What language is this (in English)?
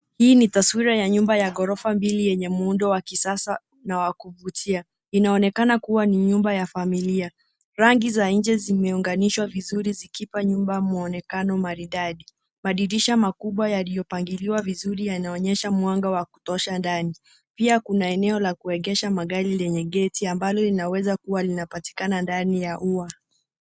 Swahili